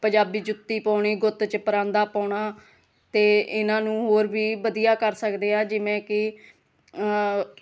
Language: Punjabi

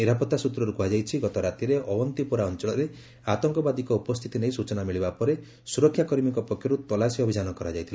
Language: Odia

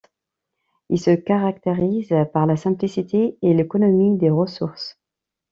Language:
French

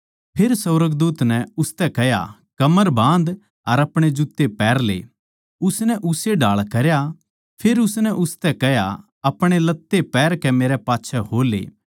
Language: Haryanvi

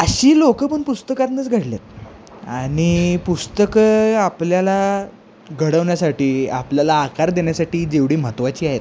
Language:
Marathi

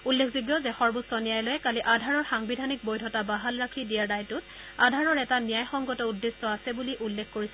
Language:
Assamese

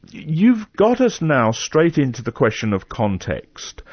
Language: English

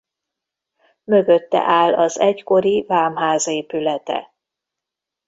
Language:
Hungarian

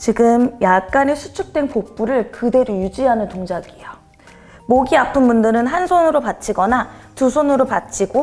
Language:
Korean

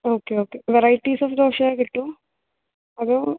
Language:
Malayalam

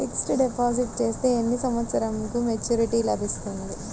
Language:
Telugu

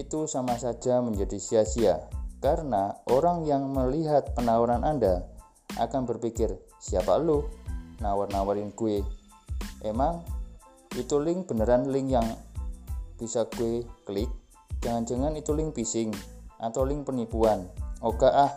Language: Indonesian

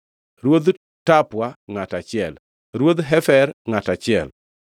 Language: Luo (Kenya and Tanzania)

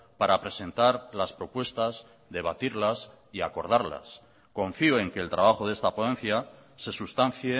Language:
Spanish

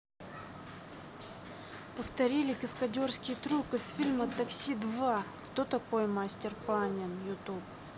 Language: Russian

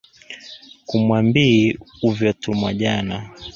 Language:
Swahili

